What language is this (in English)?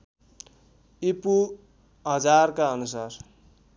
Nepali